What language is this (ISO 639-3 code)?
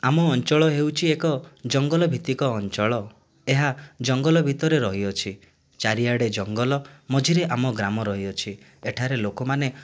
ori